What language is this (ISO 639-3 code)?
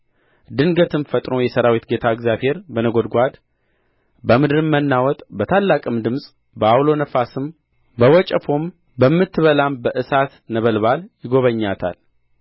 amh